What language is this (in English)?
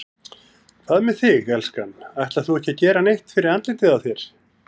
Icelandic